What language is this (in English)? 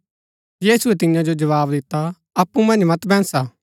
Gaddi